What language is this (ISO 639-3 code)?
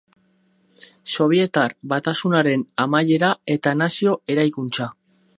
eus